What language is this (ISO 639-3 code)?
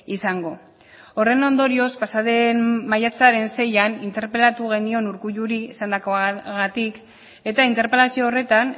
eus